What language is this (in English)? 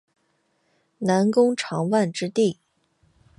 Chinese